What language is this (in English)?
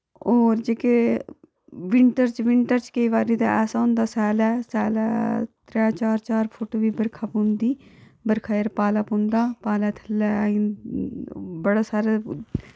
Dogri